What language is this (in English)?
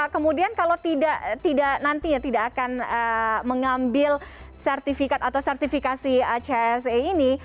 Indonesian